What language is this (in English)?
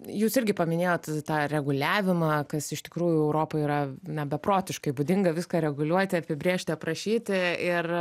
Lithuanian